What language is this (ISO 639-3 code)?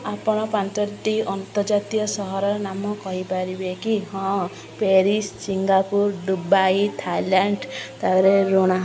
ori